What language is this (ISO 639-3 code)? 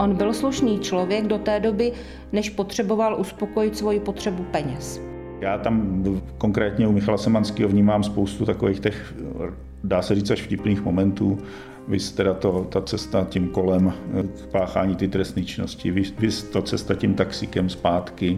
ces